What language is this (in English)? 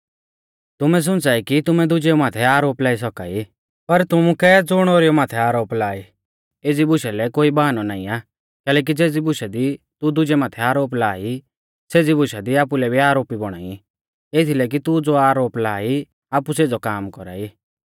Mahasu Pahari